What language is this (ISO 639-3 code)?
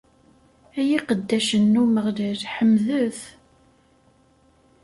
kab